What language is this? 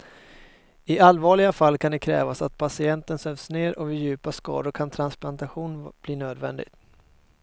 Swedish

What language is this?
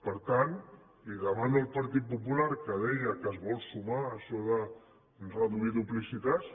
Catalan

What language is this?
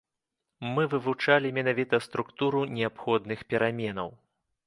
Belarusian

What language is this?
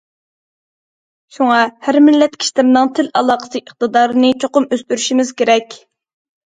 Uyghur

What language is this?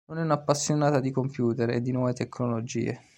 Italian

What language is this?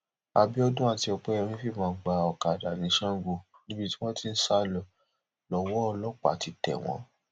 Yoruba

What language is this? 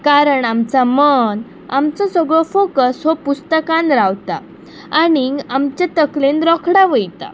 Konkani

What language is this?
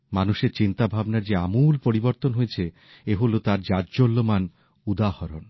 Bangla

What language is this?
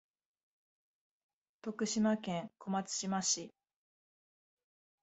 Japanese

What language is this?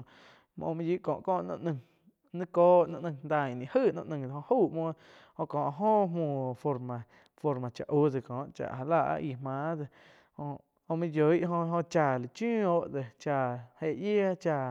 Quiotepec Chinantec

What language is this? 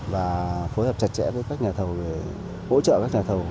Vietnamese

